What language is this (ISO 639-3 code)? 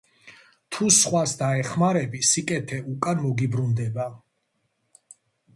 kat